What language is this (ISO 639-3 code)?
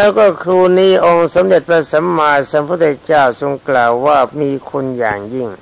tha